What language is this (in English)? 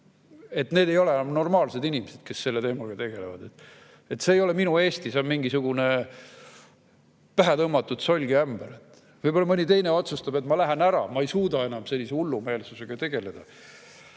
Estonian